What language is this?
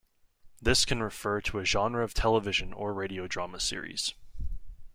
English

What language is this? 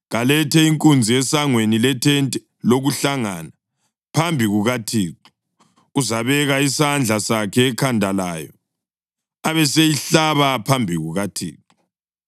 North Ndebele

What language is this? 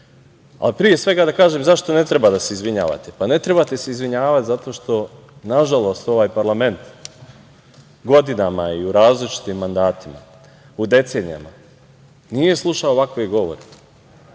Serbian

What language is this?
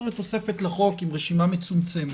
Hebrew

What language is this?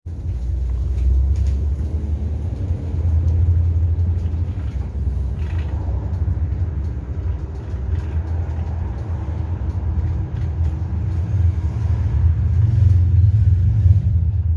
Korean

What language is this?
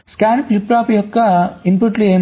Telugu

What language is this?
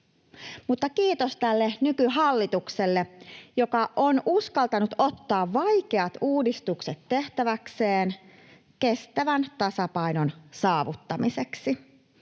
Finnish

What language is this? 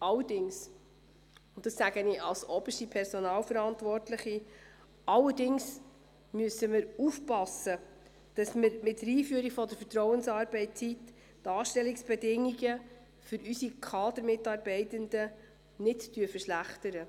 Swiss German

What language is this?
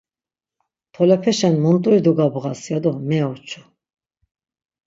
Laz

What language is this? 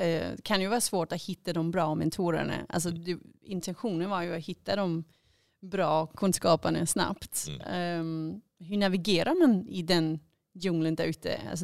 Swedish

